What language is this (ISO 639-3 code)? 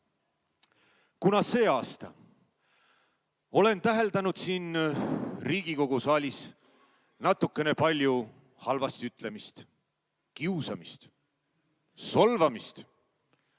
est